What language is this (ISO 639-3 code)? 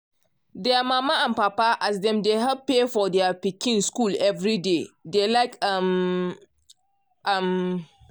pcm